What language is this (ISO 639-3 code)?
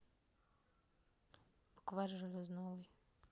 rus